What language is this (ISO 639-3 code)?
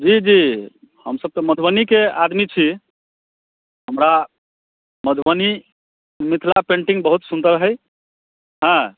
mai